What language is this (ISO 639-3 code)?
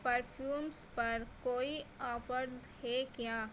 urd